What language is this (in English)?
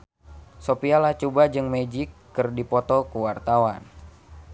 Sundanese